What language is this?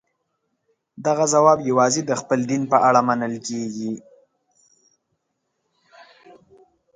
Pashto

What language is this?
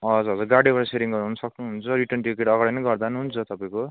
Nepali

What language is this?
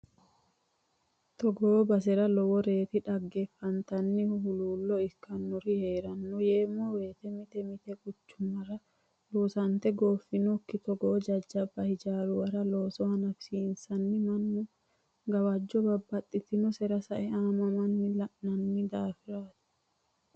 Sidamo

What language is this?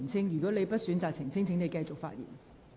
Cantonese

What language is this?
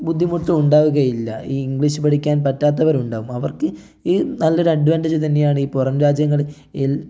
Malayalam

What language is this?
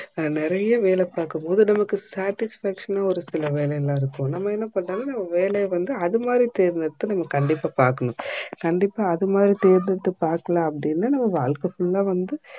Tamil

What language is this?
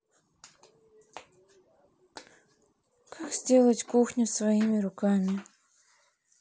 Russian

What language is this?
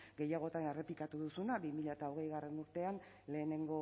Basque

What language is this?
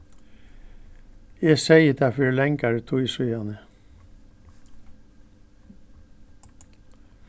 Faroese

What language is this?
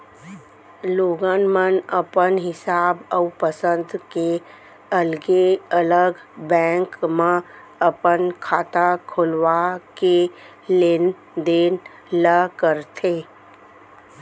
Chhattisgarhi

